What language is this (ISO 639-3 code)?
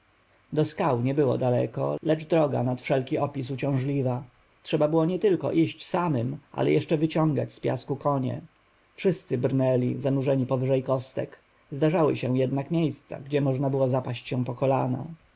pol